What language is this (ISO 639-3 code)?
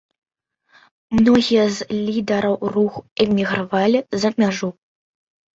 bel